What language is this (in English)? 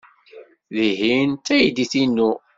Kabyle